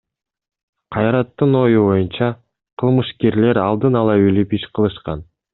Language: Kyrgyz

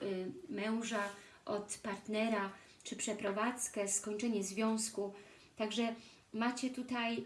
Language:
Polish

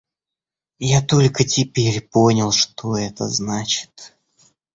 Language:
Russian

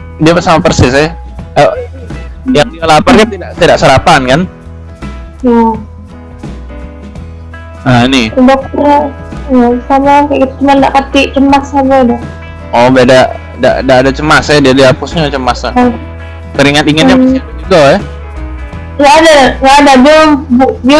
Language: Indonesian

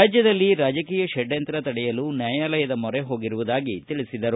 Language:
Kannada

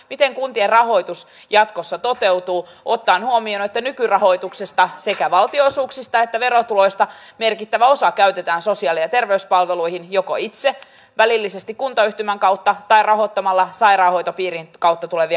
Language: Finnish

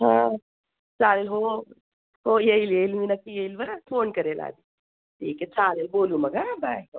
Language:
Marathi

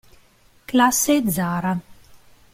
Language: Italian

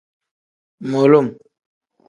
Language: Tem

